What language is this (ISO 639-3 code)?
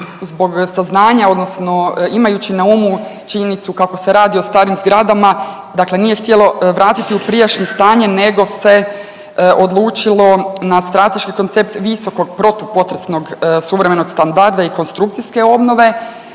hrv